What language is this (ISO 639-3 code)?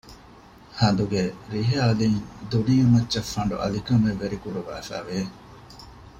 div